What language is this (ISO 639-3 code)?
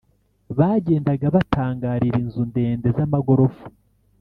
kin